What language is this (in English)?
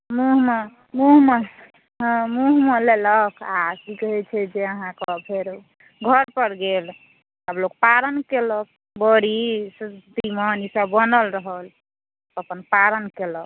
Maithili